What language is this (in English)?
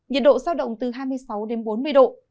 Vietnamese